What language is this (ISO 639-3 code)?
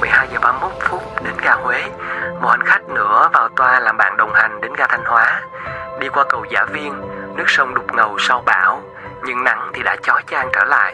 vie